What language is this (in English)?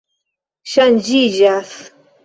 Esperanto